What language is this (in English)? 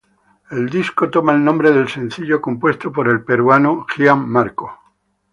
Spanish